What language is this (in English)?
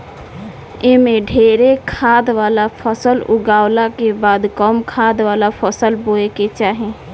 Bhojpuri